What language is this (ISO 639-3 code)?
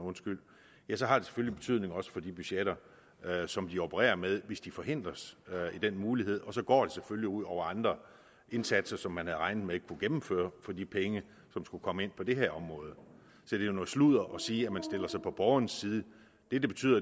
dan